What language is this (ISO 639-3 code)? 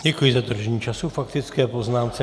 ces